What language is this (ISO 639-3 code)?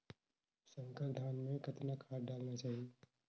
hne